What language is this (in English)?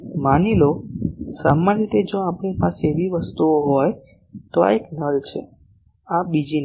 Gujarati